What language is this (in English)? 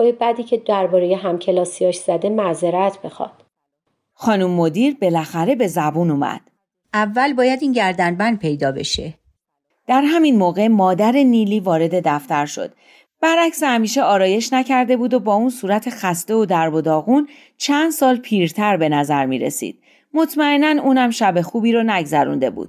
Persian